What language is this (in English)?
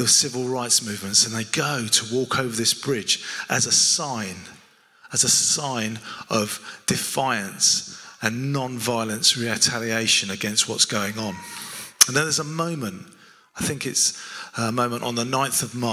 English